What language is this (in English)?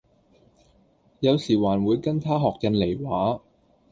Cantonese